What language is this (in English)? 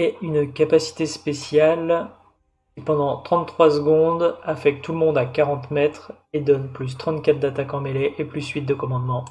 French